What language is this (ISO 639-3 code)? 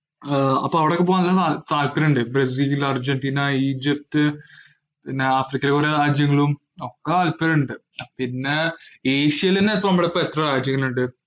mal